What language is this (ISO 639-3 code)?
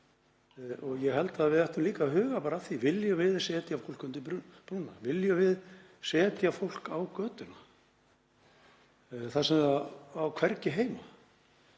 isl